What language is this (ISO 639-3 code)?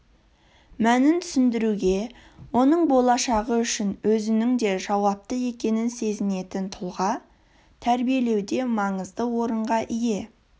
kaz